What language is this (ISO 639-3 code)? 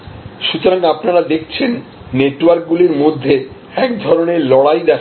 ben